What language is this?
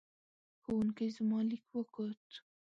Pashto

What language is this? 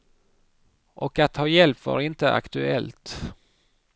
Swedish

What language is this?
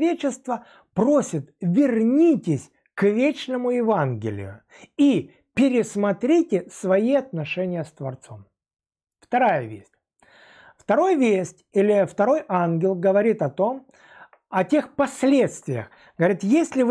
Russian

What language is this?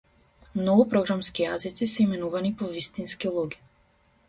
Macedonian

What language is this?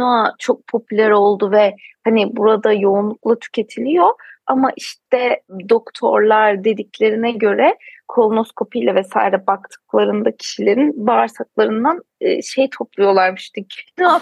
Turkish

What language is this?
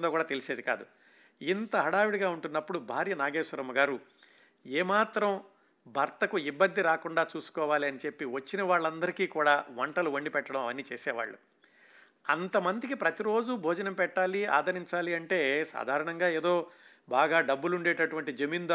Telugu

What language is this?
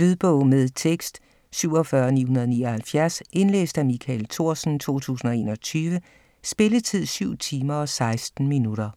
Danish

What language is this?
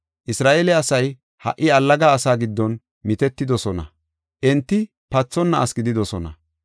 Gofa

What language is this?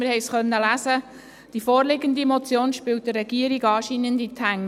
Swiss German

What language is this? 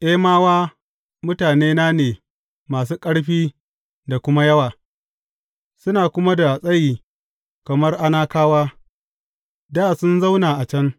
Hausa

